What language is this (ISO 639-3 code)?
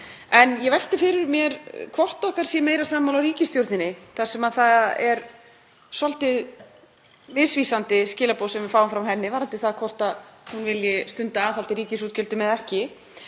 isl